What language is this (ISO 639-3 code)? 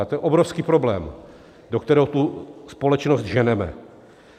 ces